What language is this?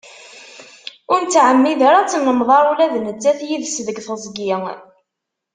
Kabyle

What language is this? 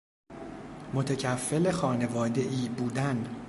Persian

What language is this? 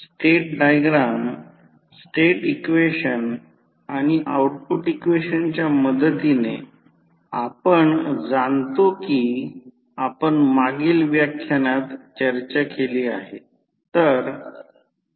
Marathi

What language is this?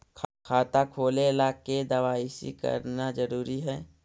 Magahi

